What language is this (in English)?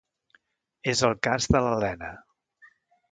Catalan